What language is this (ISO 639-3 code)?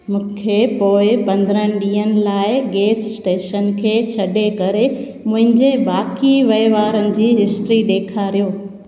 snd